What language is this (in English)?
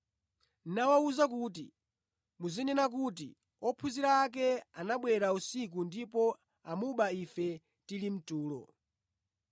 Nyanja